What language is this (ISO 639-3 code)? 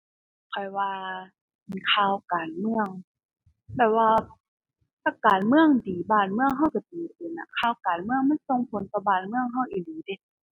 tha